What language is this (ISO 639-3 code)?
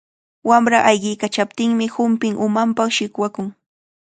qvl